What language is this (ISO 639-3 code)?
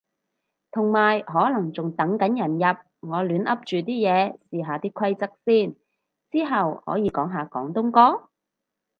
yue